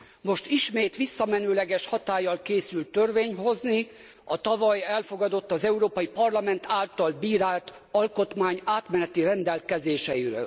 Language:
Hungarian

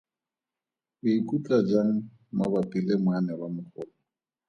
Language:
Tswana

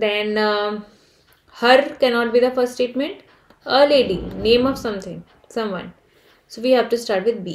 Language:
English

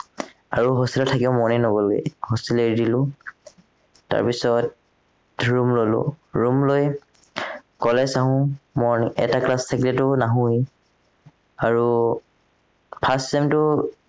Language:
Assamese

